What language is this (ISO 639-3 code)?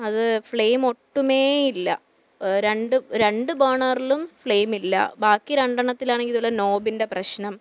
mal